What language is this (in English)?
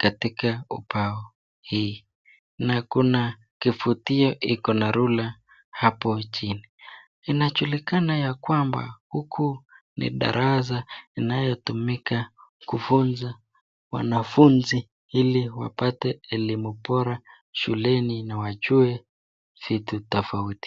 Swahili